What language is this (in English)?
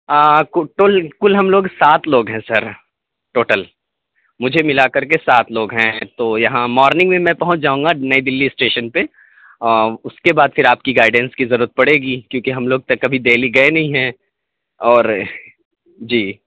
Urdu